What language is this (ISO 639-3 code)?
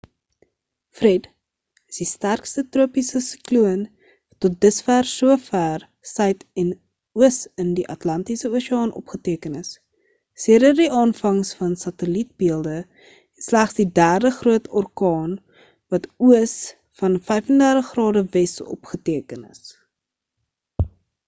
afr